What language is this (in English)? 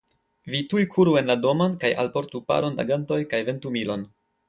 Esperanto